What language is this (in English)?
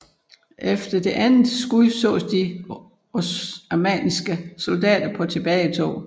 Danish